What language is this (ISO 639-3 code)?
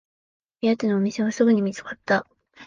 jpn